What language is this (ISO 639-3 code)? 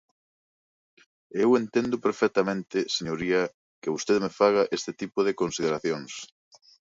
glg